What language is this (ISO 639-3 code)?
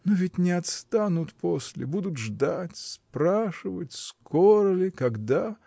rus